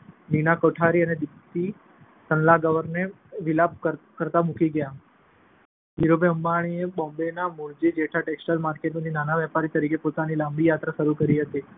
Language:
Gujarati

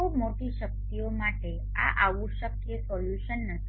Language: Gujarati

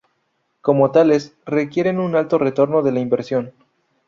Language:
Spanish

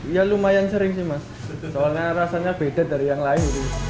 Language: Indonesian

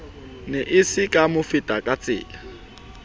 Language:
Southern Sotho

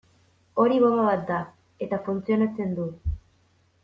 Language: Basque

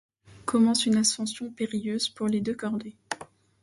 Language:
French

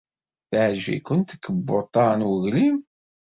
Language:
Kabyle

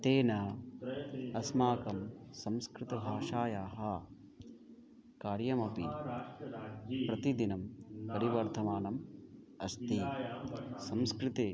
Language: Sanskrit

